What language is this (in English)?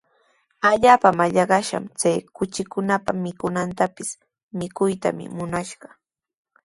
Sihuas Ancash Quechua